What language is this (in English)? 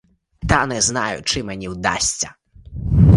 Ukrainian